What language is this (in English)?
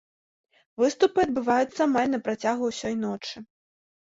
Belarusian